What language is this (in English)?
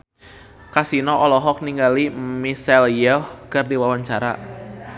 Sundanese